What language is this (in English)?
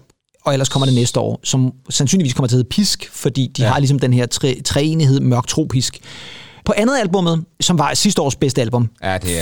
Danish